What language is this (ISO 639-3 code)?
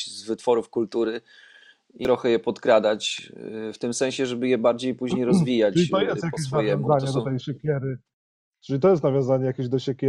pol